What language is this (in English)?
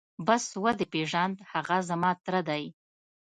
Pashto